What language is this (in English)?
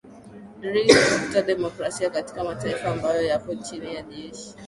Swahili